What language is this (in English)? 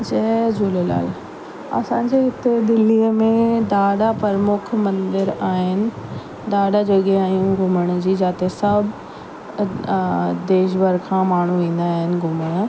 Sindhi